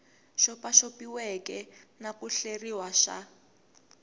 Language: Tsonga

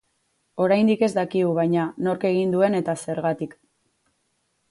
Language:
Basque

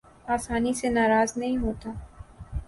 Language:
Urdu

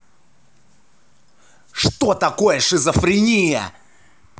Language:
Russian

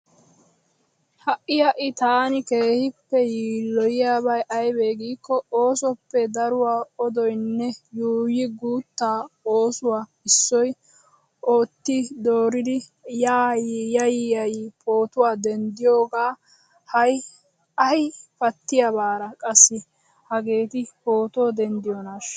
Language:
Wolaytta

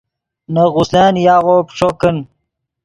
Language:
Yidgha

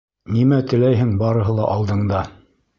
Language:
Bashkir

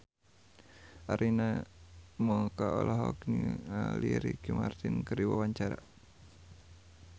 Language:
Sundanese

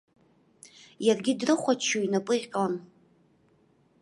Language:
Abkhazian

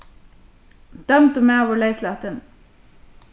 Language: Faroese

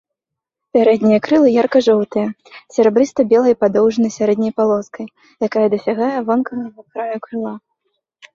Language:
Belarusian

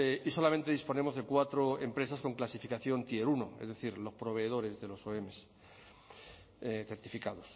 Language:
Spanish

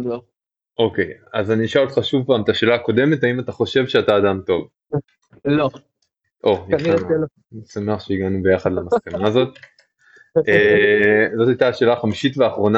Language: Hebrew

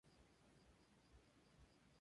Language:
Spanish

